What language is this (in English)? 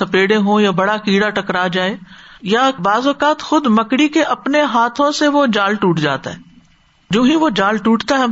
Urdu